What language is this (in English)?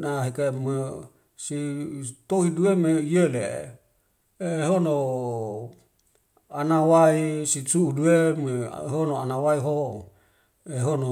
Wemale